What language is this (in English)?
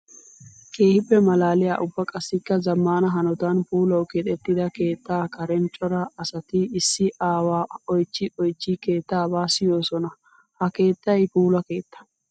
Wolaytta